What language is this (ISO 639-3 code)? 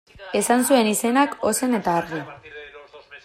eus